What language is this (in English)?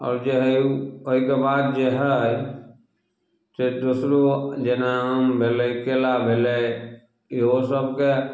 Maithili